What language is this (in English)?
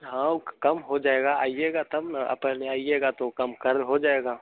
Hindi